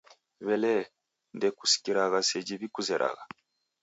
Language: Taita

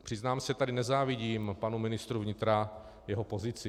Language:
Czech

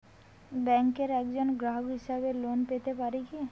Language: Bangla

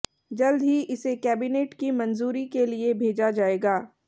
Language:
Hindi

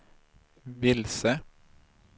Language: Swedish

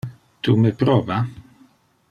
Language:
Interlingua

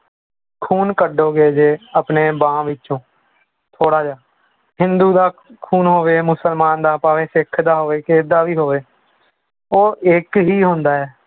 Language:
Punjabi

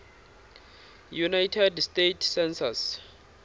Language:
Tsonga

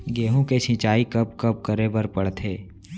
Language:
Chhattisgarhi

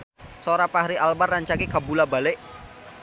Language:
Sundanese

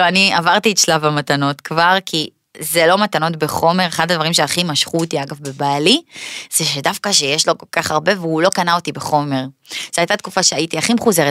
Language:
Hebrew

